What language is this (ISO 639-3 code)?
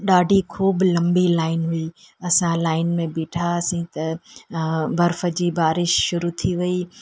snd